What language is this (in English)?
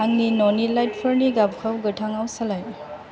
Bodo